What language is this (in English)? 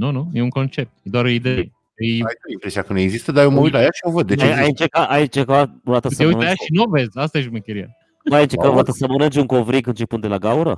Romanian